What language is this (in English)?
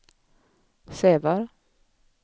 Swedish